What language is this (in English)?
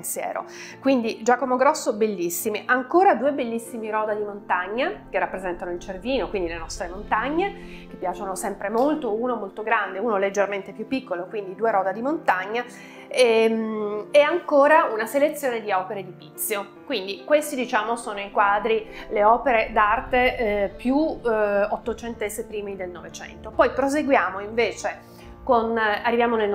Italian